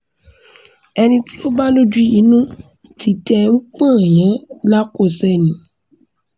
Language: Yoruba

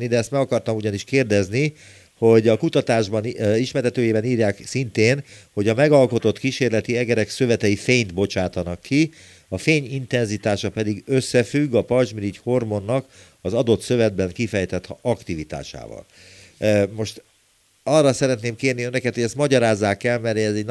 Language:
Hungarian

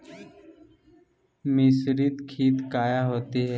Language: Magahi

